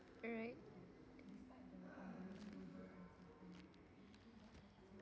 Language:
English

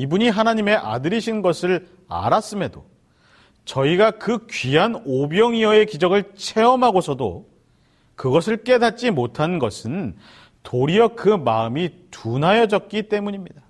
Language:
Korean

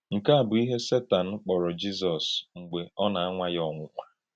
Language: Igbo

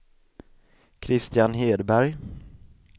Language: Swedish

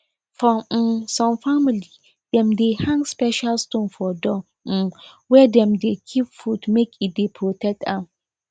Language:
Nigerian Pidgin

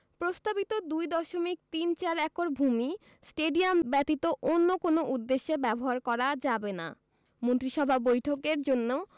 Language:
Bangla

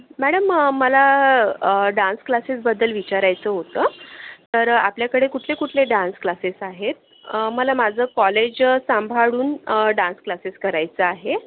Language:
Marathi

